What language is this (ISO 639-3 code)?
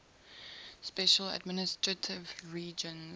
eng